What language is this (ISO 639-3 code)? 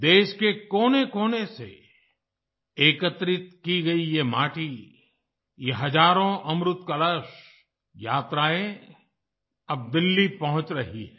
hin